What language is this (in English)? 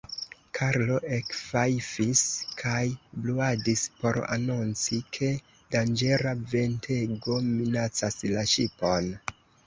Esperanto